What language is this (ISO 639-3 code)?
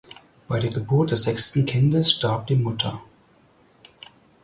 deu